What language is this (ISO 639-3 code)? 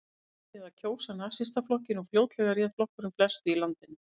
isl